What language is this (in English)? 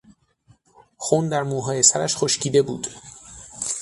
Persian